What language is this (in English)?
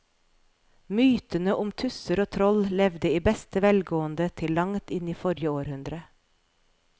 Norwegian